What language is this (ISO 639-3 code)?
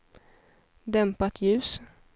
swe